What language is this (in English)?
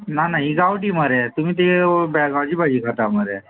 Konkani